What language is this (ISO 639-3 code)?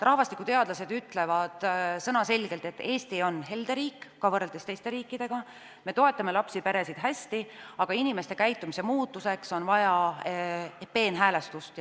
est